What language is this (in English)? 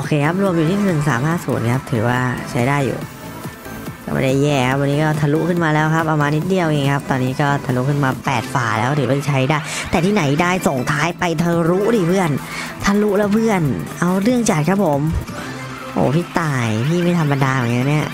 Thai